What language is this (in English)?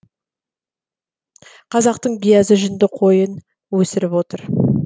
Kazakh